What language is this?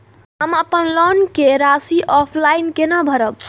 Maithili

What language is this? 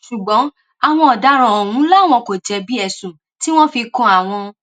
Yoruba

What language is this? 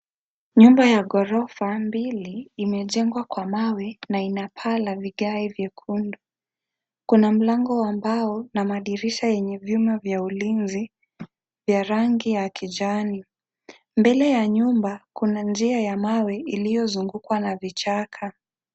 Swahili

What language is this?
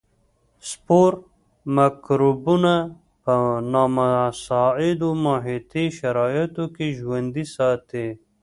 Pashto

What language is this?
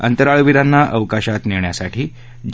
Marathi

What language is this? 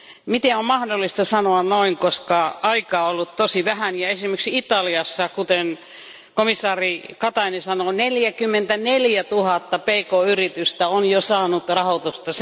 Finnish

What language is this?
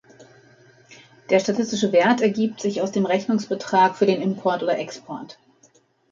German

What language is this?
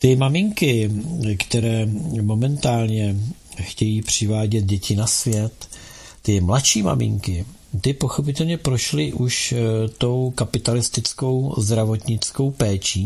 Czech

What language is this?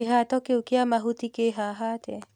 Kikuyu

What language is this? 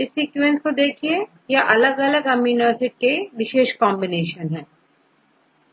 Hindi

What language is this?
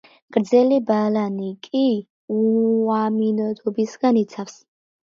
Georgian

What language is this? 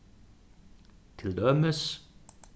Faroese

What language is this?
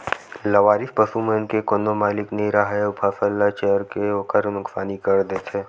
Chhattisgarhi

